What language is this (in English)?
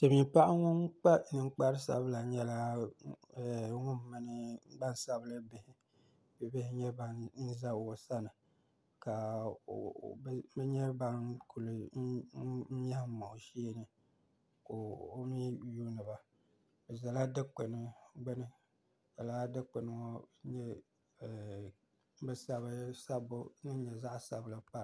Dagbani